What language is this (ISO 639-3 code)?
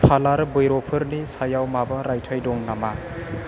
brx